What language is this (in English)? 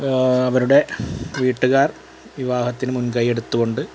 Malayalam